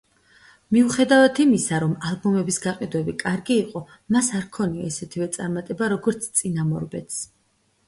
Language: Georgian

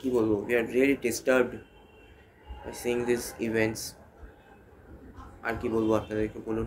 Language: Bangla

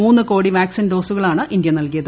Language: Malayalam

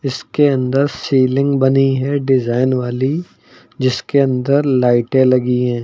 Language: Hindi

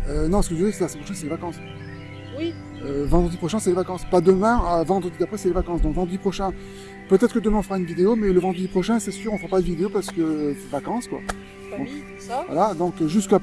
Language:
French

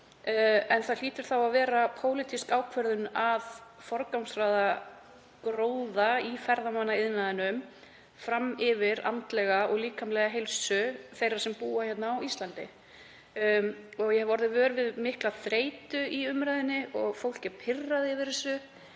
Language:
Icelandic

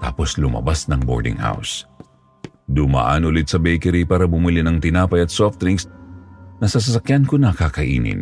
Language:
Filipino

